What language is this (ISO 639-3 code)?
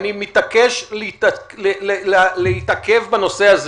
heb